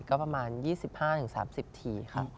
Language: Thai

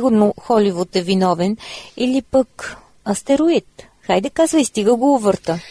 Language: Bulgarian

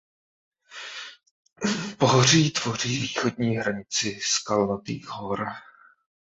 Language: Czech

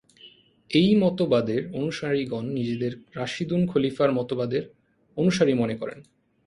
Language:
Bangla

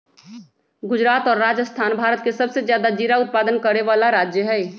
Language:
Magahi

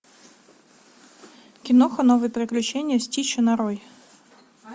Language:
Russian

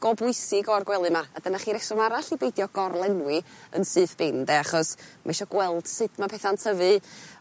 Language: Welsh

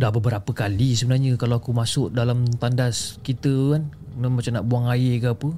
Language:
Malay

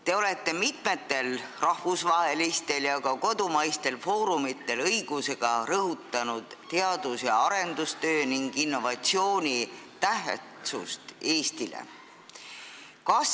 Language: Estonian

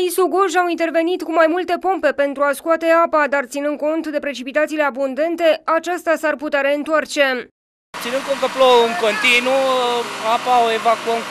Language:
Romanian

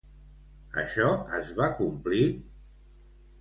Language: Catalan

